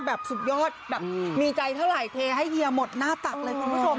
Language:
Thai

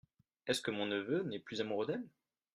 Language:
French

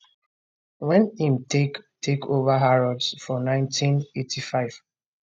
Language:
Nigerian Pidgin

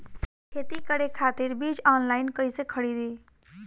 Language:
Bhojpuri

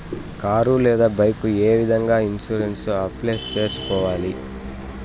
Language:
Telugu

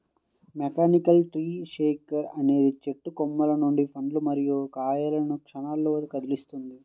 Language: Telugu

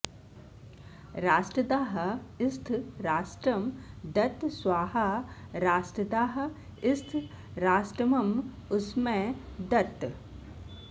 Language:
Sanskrit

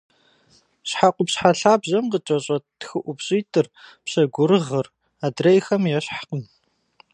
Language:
Kabardian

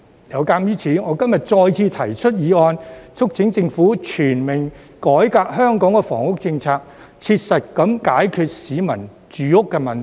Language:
Cantonese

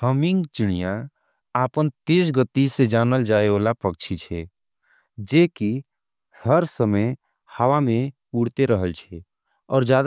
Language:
Angika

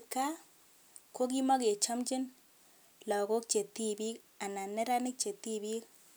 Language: Kalenjin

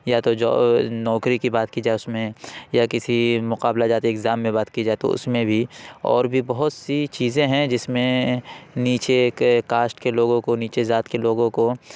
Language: Urdu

